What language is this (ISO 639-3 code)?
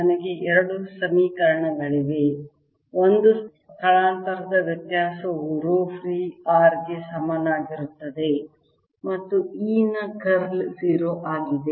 kan